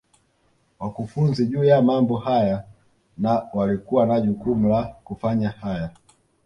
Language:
Swahili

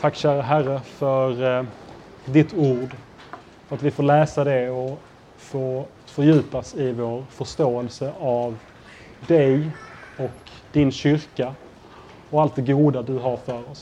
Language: Swedish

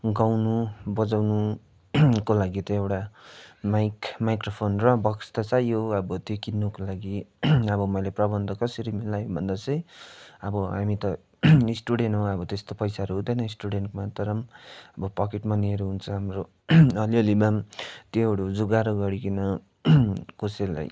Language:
Nepali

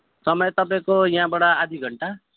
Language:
Nepali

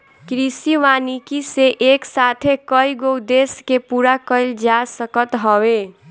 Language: Bhojpuri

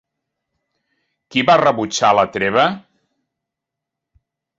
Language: Catalan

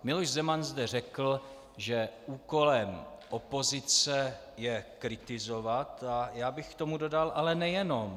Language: Czech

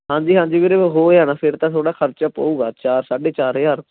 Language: Punjabi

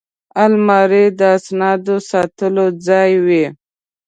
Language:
Pashto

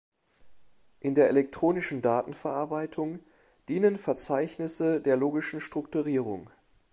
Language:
German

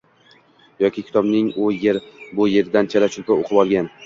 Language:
Uzbek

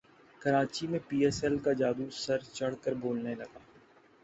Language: Urdu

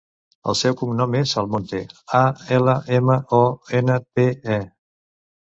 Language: Catalan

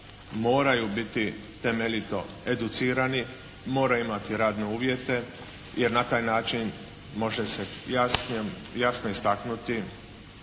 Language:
Croatian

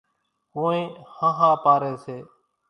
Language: Kachi Koli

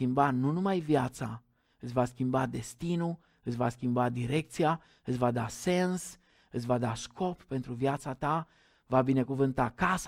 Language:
Romanian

